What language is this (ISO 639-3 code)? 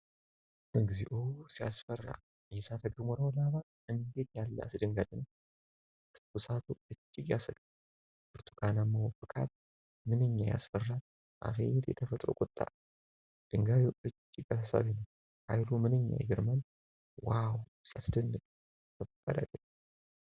amh